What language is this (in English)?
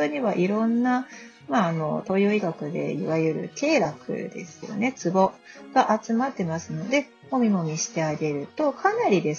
Japanese